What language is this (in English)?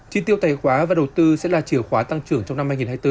Vietnamese